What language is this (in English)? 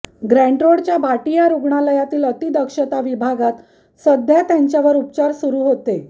Marathi